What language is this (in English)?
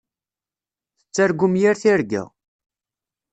Kabyle